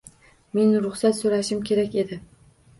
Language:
Uzbek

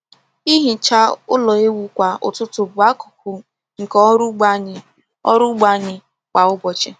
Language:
Igbo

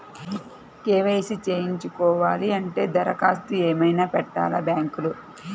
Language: Telugu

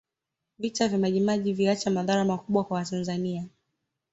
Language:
Swahili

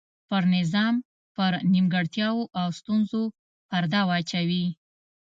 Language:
Pashto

